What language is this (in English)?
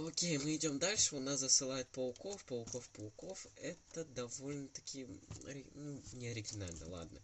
Russian